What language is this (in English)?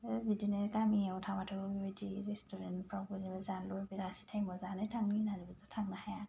Bodo